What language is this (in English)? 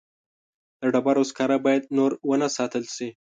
Pashto